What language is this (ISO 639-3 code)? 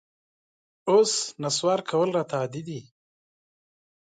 pus